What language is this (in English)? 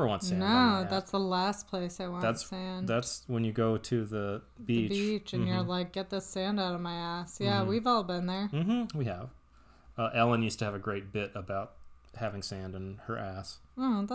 English